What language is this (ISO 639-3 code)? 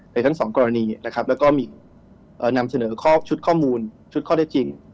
tha